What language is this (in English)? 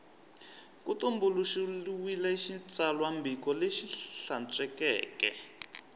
Tsonga